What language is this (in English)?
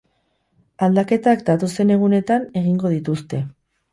Basque